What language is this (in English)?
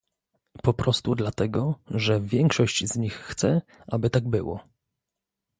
Polish